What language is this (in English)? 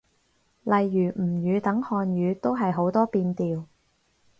Cantonese